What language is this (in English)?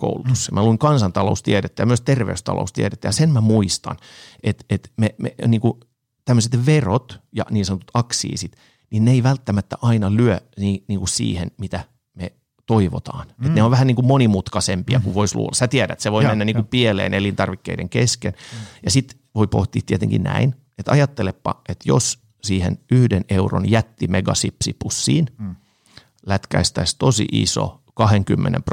Finnish